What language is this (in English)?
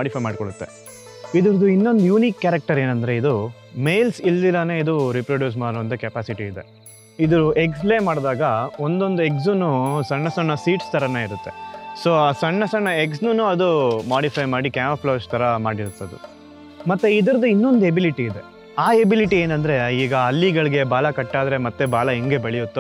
Kannada